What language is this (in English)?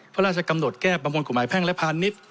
Thai